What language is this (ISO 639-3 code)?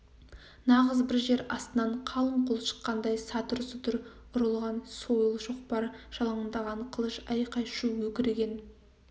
kaz